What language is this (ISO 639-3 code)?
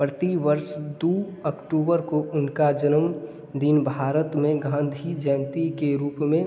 hin